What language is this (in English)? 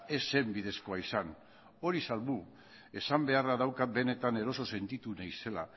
Basque